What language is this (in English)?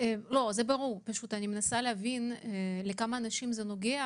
Hebrew